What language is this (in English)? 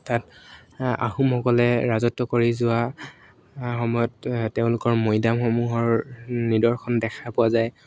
Assamese